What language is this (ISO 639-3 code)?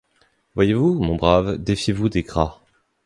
fra